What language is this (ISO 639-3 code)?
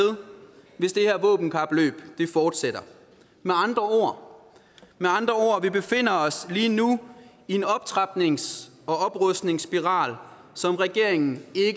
dan